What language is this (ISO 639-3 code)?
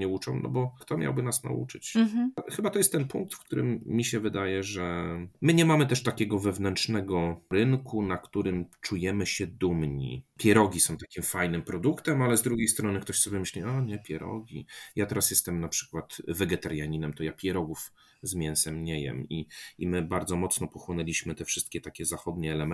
pol